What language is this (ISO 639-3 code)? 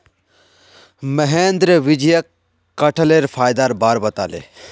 mag